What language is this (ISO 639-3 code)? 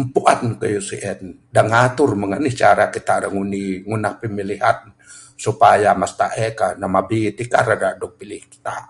sdo